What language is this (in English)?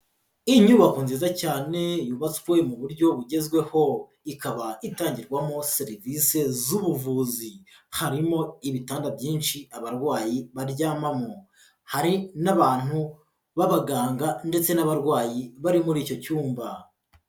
Kinyarwanda